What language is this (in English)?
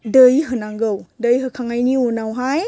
Bodo